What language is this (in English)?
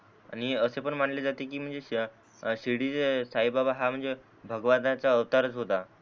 Marathi